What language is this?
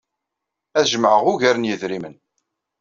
Kabyle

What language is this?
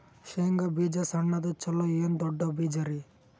Kannada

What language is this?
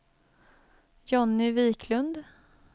Swedish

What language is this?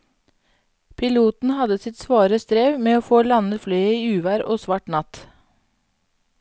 Norwegian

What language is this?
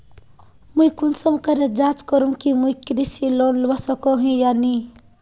Magahi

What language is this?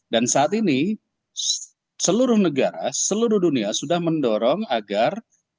Indonesian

